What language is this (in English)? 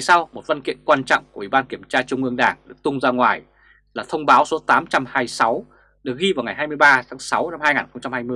Vietnamese